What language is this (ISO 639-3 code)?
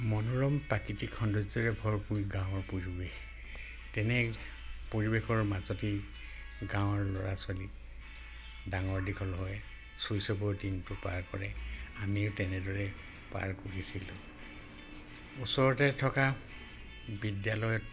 asm